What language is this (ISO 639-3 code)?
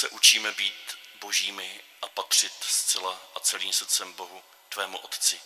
ces